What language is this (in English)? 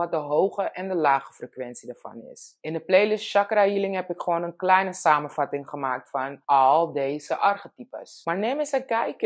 Dutch